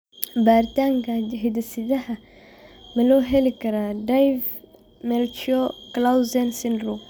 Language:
Somali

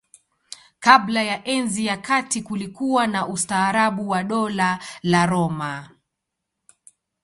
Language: Swahili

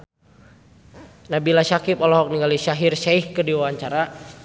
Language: Sundanese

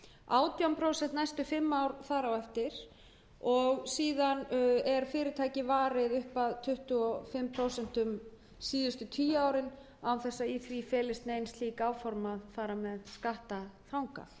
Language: Icelandic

